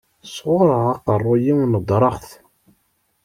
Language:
Kabyle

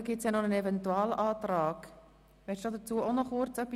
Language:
Swiss German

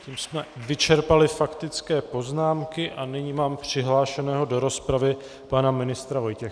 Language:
Czech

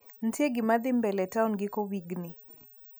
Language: Luo (Kenya and Tanzania)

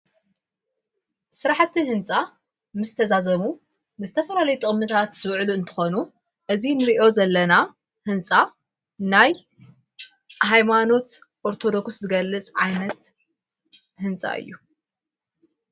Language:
Tigrinya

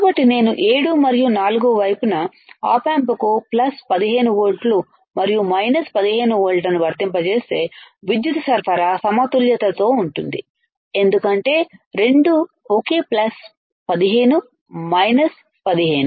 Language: Telugu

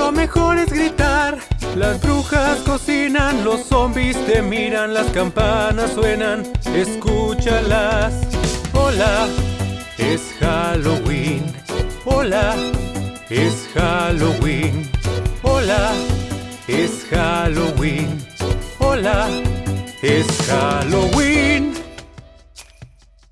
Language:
Spanish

